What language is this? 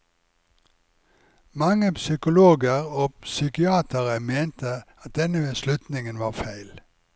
Norwegian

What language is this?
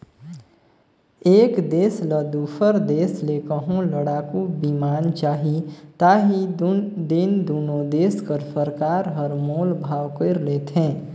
Chhattisgarhi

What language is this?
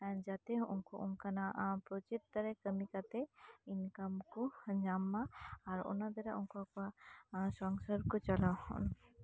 Santali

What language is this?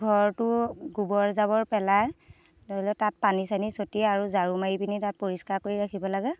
Assamese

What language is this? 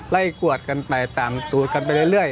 Thai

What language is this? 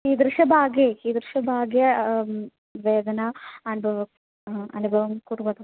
Sanskrit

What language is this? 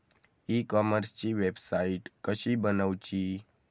Marathi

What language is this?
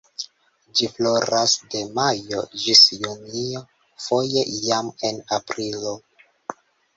Esperanto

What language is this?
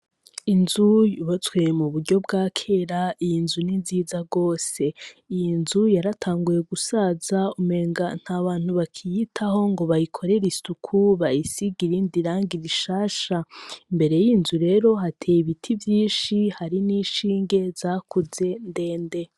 Rundi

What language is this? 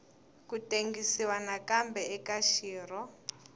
Tsonga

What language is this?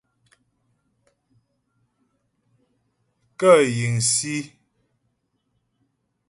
Ghomala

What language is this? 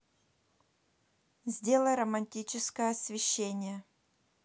Russian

